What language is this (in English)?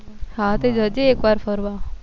Gujarati